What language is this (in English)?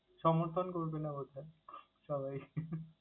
Bangla